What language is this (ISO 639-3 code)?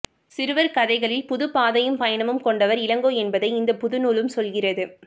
tam